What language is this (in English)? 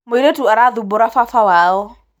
Kikuyu